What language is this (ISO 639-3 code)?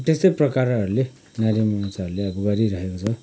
nep